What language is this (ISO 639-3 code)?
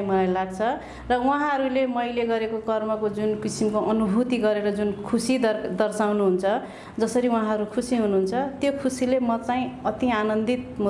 nep